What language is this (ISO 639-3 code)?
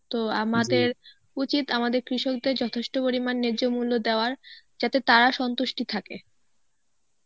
ben